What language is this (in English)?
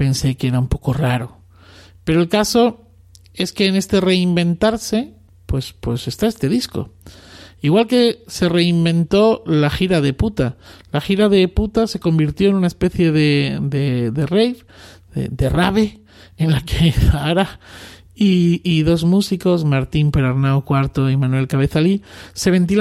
Spanish